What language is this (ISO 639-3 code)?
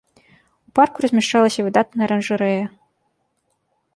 bel